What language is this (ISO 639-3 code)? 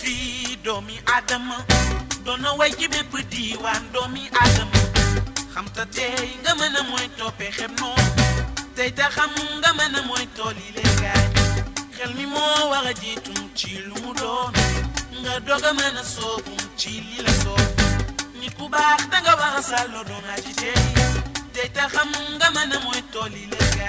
wol